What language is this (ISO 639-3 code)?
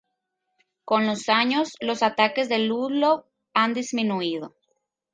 spa